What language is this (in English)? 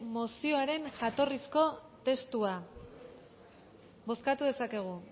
Basque